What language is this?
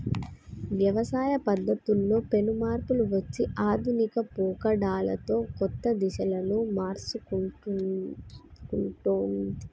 Telugu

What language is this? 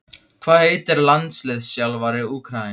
Icelandic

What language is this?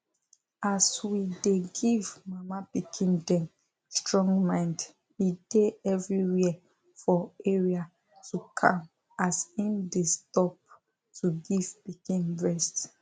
Nigerian Pidgin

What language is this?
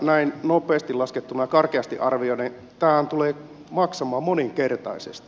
Finnish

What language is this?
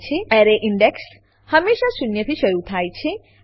Gujarati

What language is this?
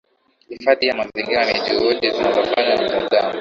Swahili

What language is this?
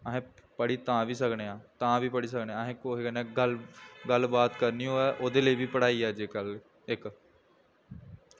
Dogri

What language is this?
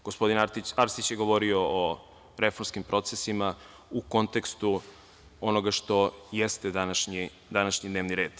Serbian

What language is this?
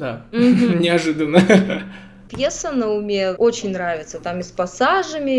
Russian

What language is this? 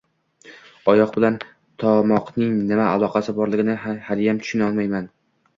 Uzbek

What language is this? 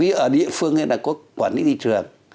Vietnamese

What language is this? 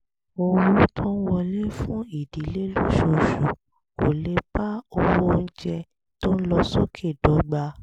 Yoruba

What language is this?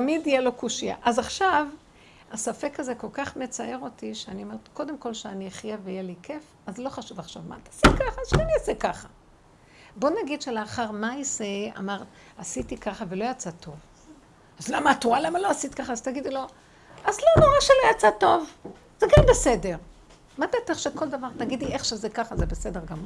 Hebrew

